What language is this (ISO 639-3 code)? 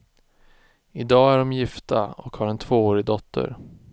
swe